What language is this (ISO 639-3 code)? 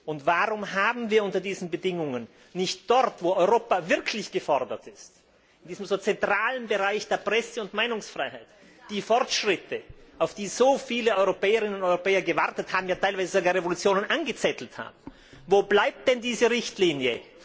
deu